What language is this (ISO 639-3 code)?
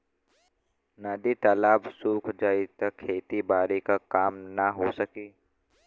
bho